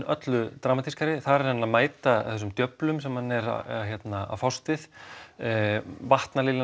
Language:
Icelandic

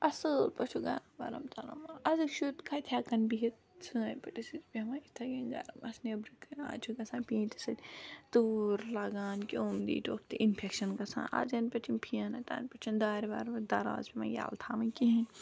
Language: Kashmiri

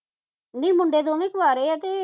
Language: Punjabi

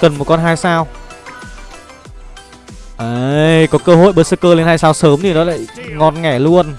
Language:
Vietnamese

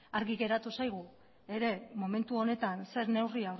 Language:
Basque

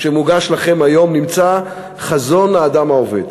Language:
Hebrew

